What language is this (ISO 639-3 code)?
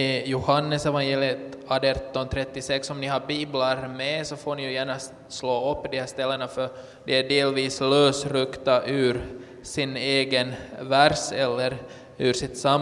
swe